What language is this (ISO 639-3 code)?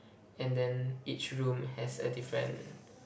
eng